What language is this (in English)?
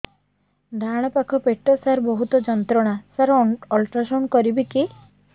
Odia